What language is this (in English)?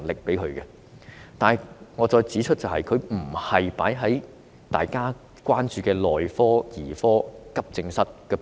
Cantonese